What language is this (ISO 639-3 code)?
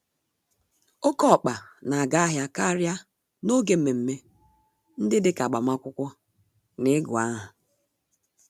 ibo